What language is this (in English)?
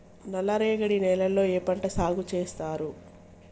Telugu